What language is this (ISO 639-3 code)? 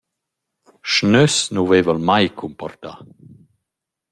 roh